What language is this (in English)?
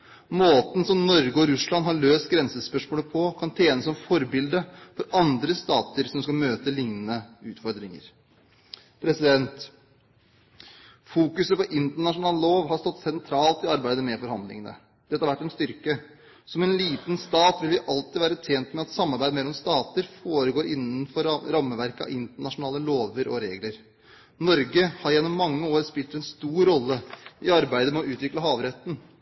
Norwegian Bokmål